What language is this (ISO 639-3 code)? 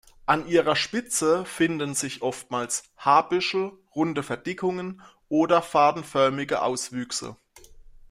deu